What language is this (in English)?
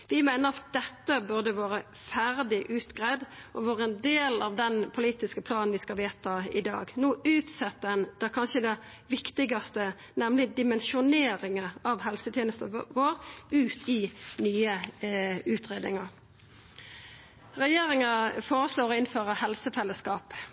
Norwegian Nynorsk